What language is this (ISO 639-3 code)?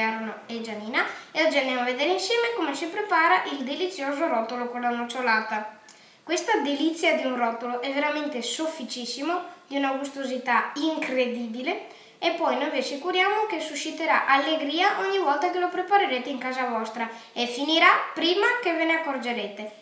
ita